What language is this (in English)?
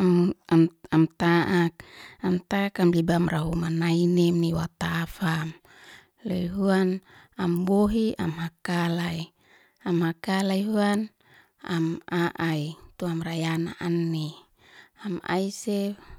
Liana-Seti